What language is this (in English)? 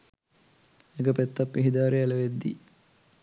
Sinhala